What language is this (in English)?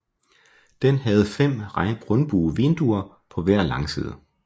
Danish